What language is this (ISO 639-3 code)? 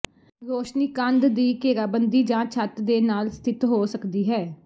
pan